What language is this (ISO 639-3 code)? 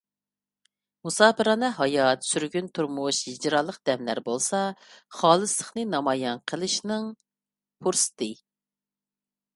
uig